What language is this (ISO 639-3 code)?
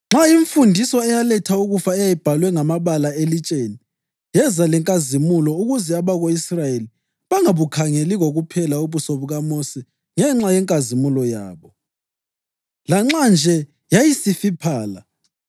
nde